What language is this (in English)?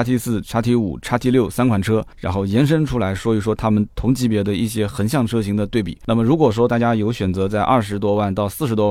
Chinese